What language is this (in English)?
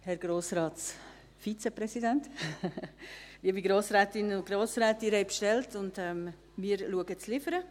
Swiss German